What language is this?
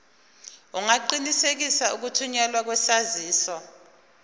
Zulu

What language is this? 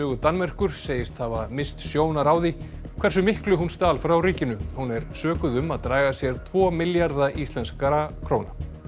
Icelandic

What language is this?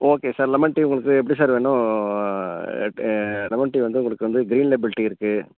Tamil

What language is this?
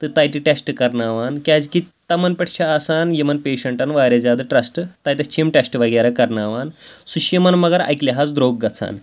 Kashmiri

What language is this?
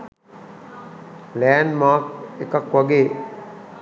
Sinhala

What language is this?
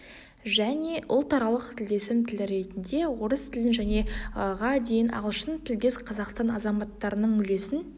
Kazakh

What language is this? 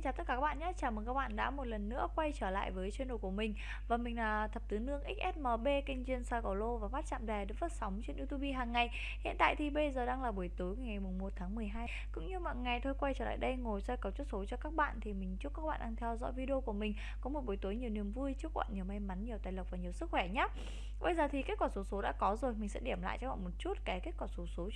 Vietnamese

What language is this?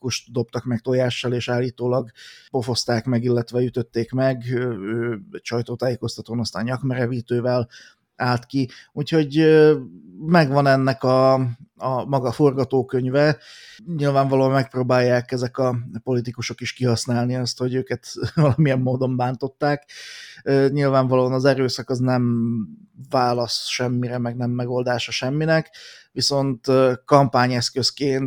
Hungarian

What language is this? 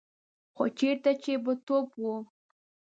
Pashto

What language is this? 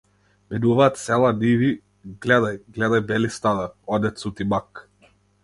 Macedonian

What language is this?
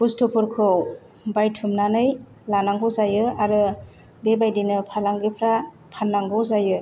Bodo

